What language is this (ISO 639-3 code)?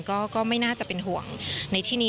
tha